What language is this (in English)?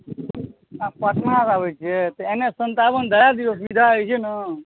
Maithili